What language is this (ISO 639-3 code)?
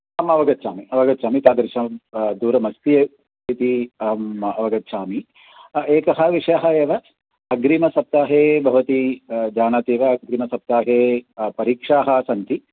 san